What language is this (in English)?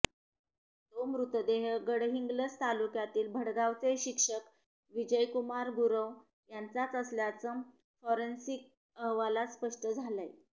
Marathi